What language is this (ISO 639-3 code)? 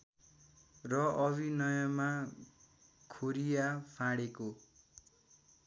nep